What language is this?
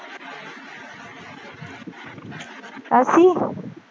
Punjabi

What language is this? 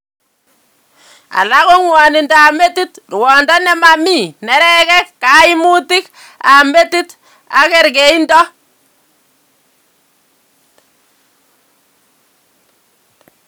Kalenjin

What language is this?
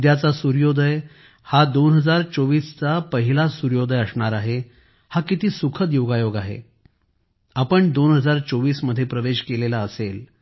Marathi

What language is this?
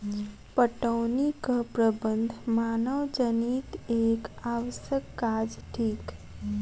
Maithili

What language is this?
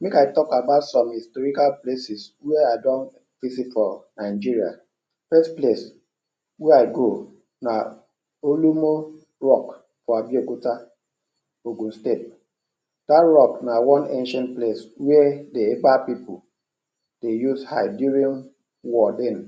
Nigerian Pidgin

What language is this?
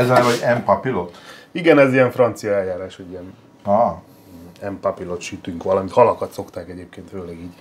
Hungarian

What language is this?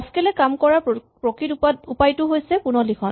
Assamese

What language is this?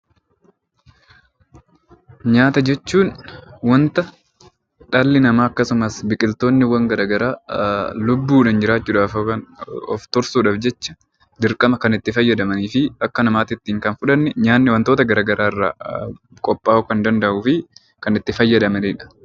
Oromo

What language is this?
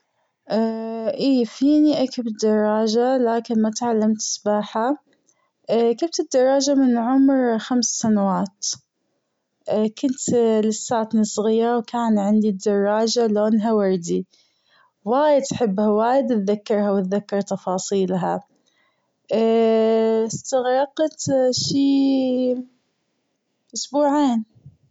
Gulf Arabic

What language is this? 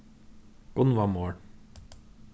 Faroese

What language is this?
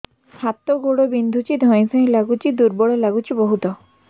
Odia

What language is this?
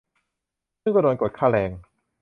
Thai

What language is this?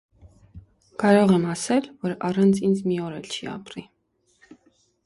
Armenian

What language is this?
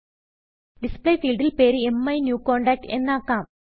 Malayalam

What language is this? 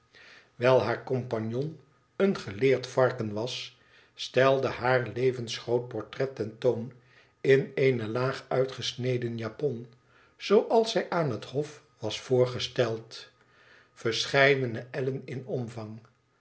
Dutch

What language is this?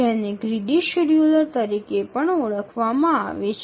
Gujarati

